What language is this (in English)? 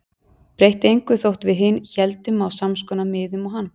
Icelandic